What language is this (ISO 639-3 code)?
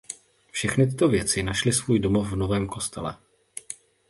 ces